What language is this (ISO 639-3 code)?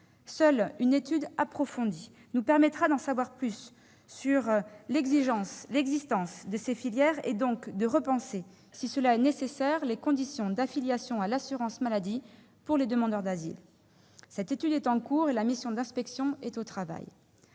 fra